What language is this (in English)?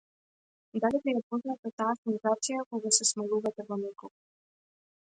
Macedonian